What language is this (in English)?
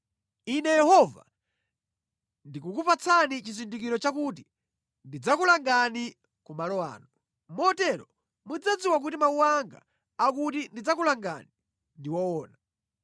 Nyanja